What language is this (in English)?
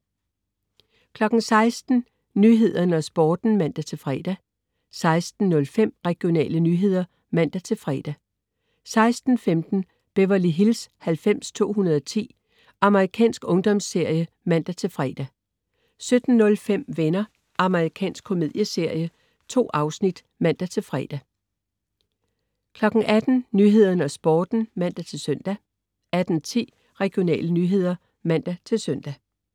Danish